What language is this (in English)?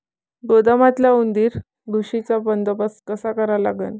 Marathi